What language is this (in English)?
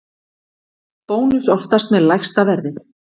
Icelandic